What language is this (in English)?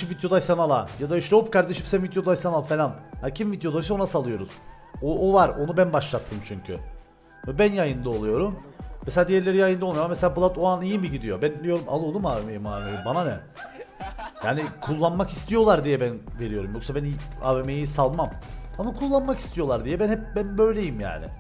Turkish